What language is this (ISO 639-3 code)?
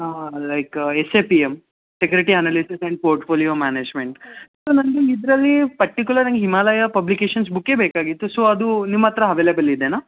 kan